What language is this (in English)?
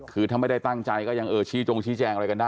Thai